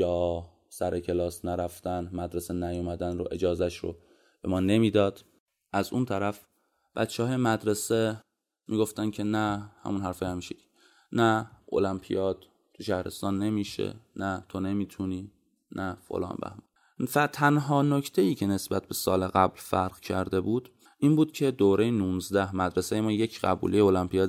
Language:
Persian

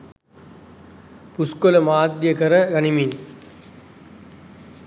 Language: Sinhala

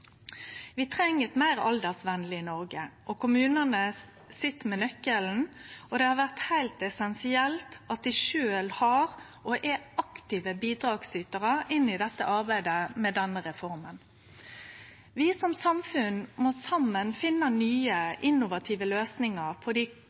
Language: Norwegian Nynorsk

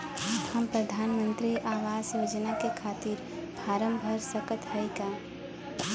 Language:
Bhojpuri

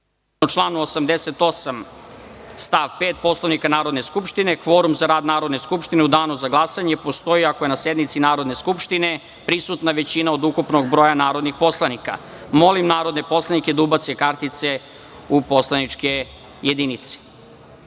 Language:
Serbian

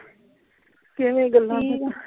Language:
Punjabi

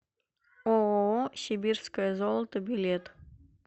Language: Russian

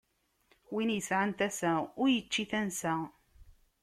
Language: Kabyle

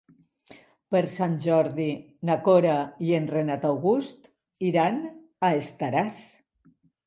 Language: Catalan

